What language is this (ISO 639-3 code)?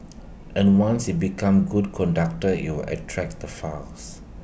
eng